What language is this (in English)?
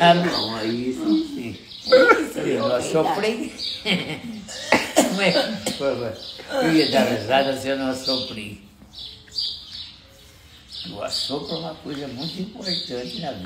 Portuguese